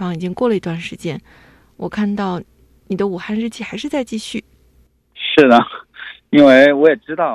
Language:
Chinese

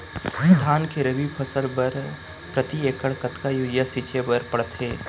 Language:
Chhattisgarhi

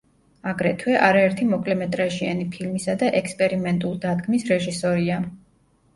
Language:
Georgian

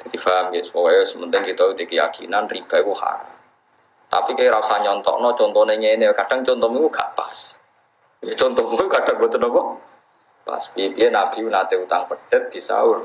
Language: Indonesian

